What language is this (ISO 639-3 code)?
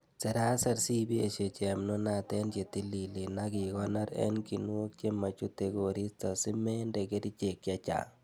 kln